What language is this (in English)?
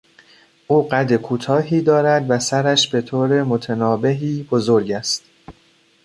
Persian